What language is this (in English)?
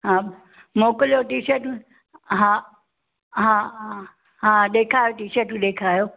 Sindhi